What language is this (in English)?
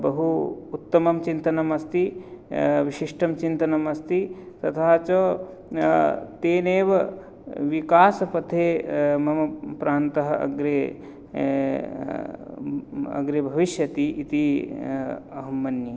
Sanskrit